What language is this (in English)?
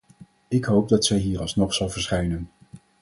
Dutch